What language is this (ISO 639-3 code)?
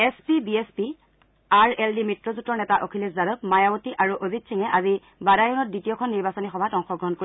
asm